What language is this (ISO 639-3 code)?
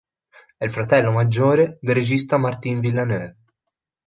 ita